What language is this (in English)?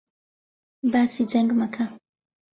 Central Kurdish